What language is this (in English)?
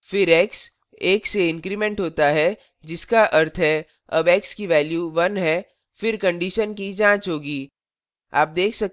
Hindi